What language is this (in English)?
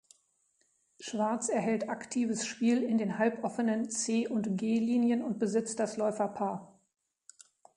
German